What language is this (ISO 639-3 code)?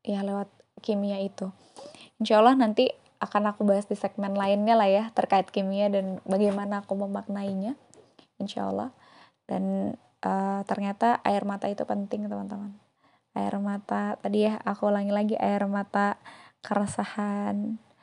ind